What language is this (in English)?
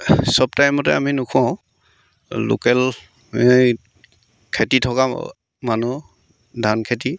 Assamese